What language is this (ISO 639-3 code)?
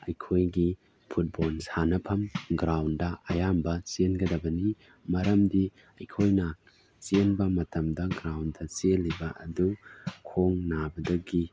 mni